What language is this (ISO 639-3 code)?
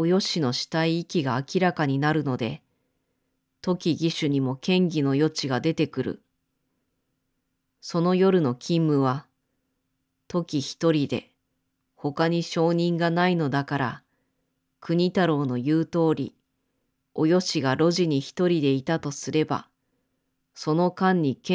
jpn